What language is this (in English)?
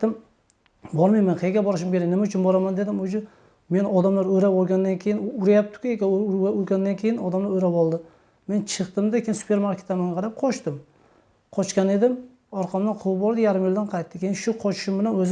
Turkish